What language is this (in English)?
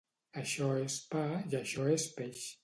Catalan